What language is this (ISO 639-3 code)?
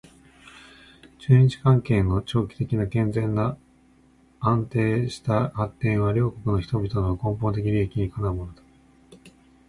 jpn